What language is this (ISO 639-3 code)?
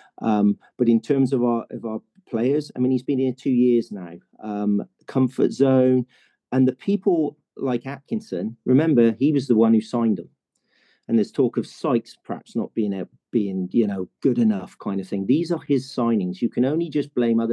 eng